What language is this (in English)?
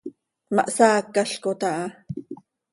Seri